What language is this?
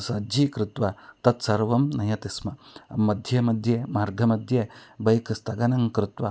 Sanskrit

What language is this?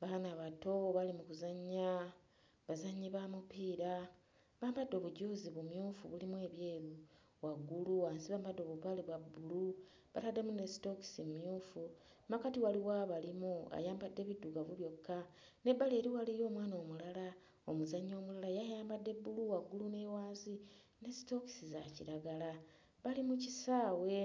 Ganda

